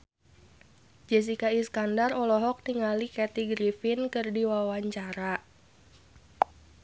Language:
Sundanese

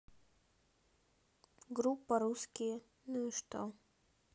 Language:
Russian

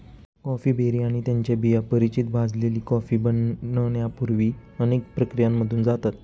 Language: Marathi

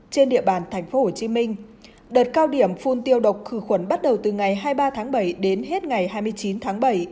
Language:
Vietnamese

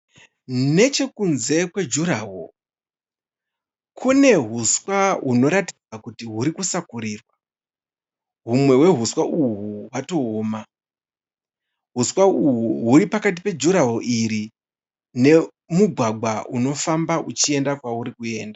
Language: Shona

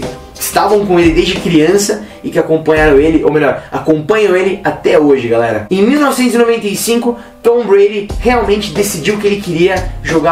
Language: Portuguese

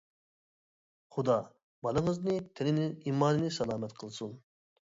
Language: Uyghur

